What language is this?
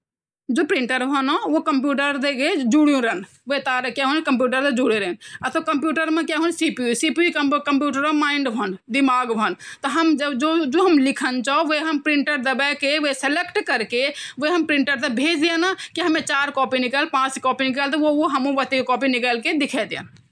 Garhwali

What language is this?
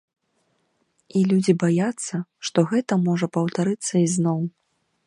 Belarusian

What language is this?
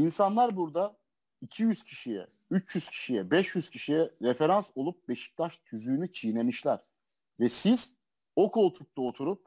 Turkish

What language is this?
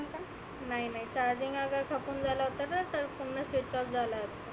Marathi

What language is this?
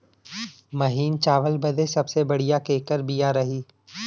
Bhojpuri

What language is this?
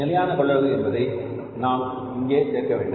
Tamil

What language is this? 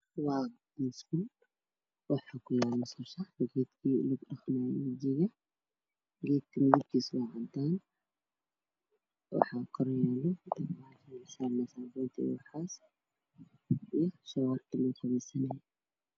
Somali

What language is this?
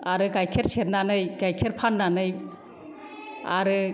Bodo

